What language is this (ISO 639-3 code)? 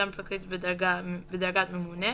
heb